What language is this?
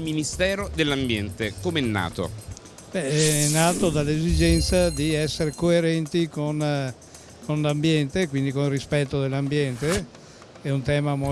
Italian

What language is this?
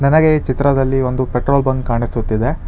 Kannada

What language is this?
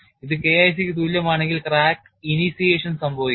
Malayalam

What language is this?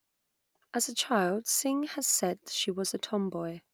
English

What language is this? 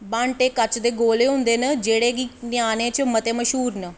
Dogri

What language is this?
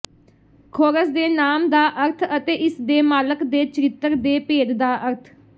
Punjabi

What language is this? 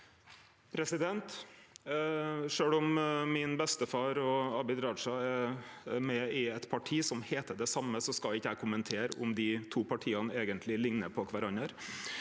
Norwegian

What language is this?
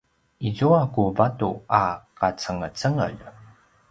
Paiwan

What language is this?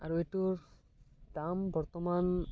Assamese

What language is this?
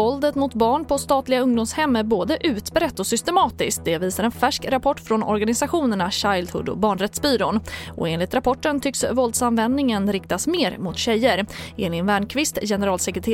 Swedish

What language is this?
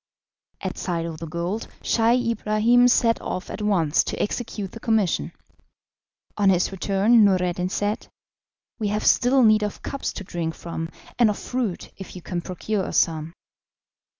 English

